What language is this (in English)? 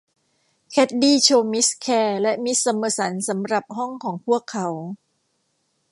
Thai